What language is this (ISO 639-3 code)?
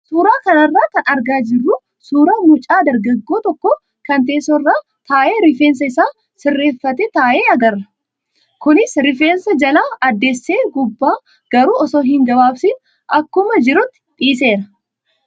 orm